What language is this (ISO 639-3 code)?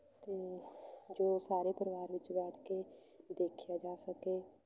pan